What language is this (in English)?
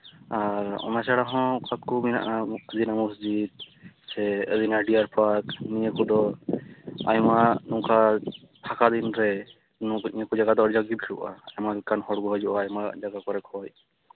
Santali